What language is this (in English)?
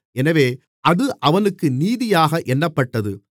Tamil